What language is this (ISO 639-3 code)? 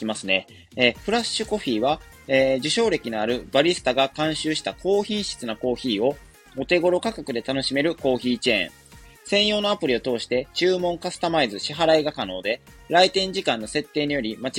jpn